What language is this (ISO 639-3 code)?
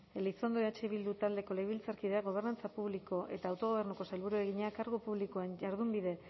eus